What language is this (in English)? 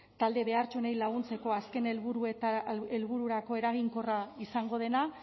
Basque